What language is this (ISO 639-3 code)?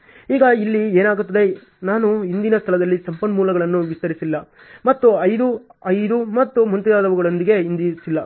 kan